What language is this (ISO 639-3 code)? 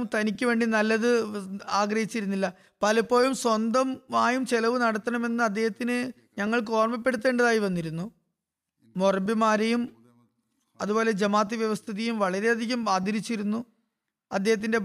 mal